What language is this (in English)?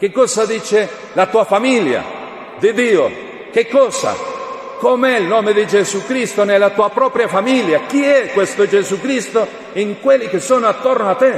Italian